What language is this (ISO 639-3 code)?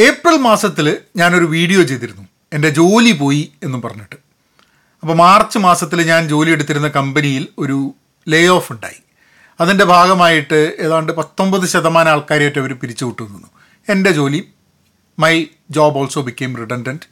mal